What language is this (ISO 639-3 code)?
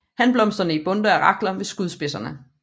dan